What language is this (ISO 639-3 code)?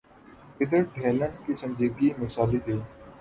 urd